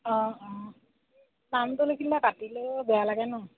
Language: Assamese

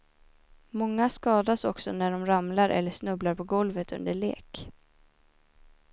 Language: Swedish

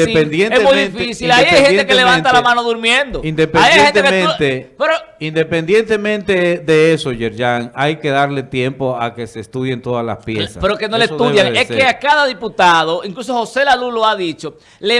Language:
Spanish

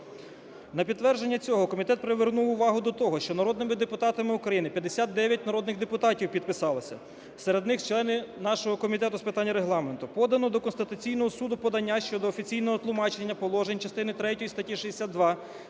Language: Ukrainian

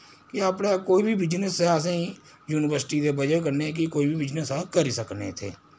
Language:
Dogri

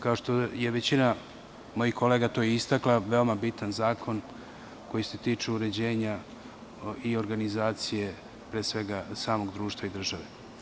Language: Serbian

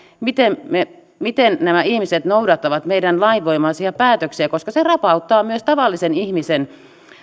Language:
Finnish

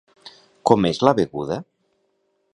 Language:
Catalan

